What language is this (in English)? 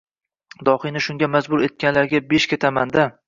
Uzbek